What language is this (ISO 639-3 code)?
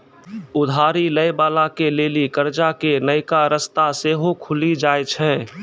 mai